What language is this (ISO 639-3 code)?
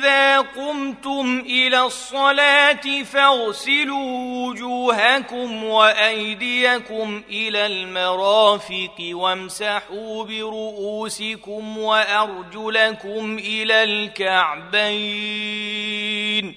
ara